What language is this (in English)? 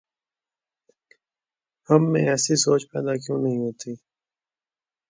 Urdu